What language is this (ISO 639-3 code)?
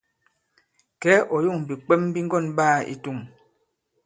abb